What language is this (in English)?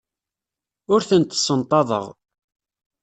Kabyle